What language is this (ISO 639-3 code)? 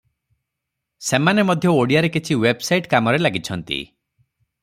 ori